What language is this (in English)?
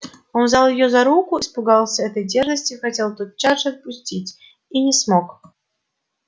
Russian